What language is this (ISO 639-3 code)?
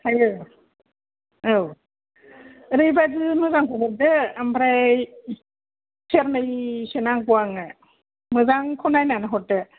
brx